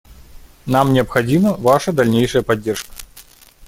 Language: Russian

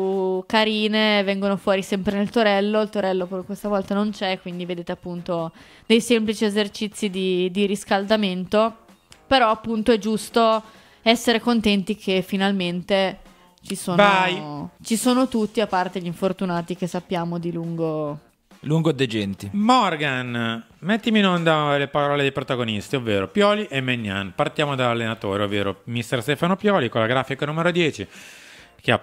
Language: Italian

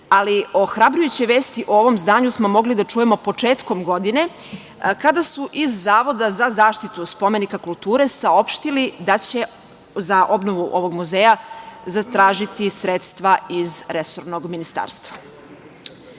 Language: Serbian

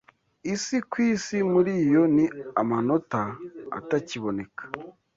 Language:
Kinyarwanda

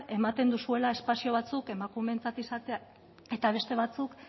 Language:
Basque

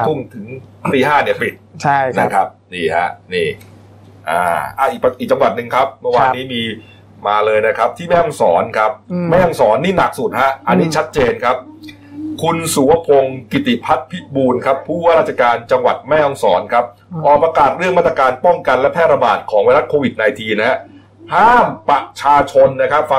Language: Thai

